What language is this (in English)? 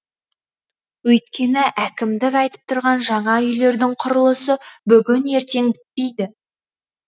Kazakh